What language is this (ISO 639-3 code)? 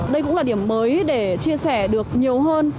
vie